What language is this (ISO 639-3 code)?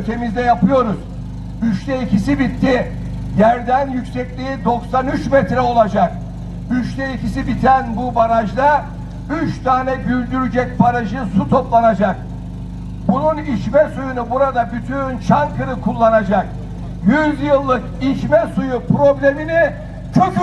tur